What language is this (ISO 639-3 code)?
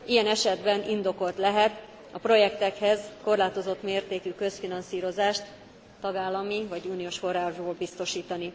hun